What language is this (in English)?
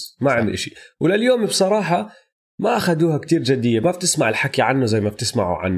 Arabic